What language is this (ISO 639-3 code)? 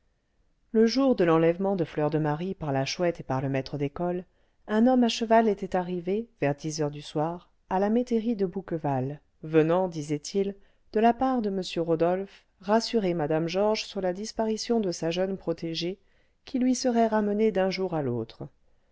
fra